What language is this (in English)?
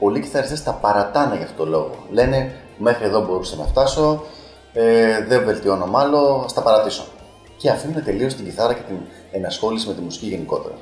Greek